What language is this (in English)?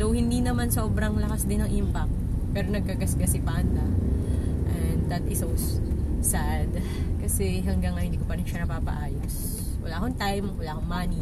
Filipino